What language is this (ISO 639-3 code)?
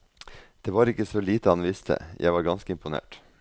nor